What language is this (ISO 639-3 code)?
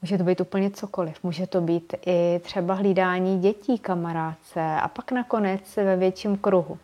ces